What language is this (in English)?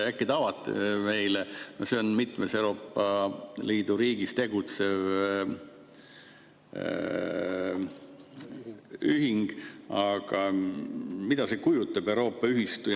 Estonian